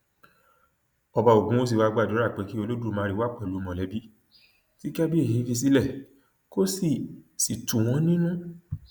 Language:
Yoruba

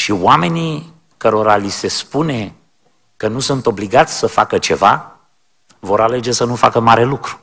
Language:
Romanian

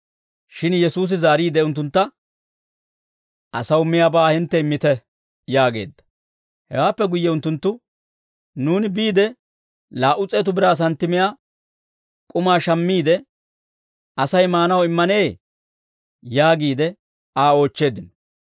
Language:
Dawro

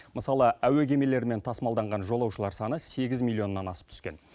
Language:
Kazakh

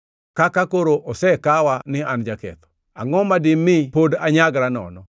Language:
Luo (Kenya and Tanzania)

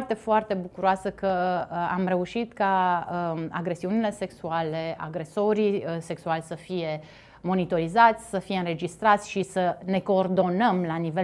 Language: Romanian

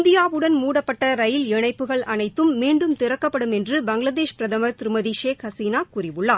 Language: Tamil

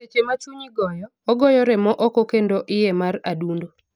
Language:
Luo (Kenya and Tanzania)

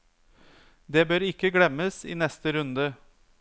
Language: Norwegian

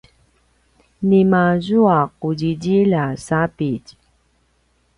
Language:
Paiwan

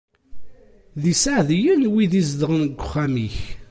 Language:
Kabyle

